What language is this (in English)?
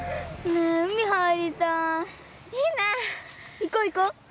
Japanese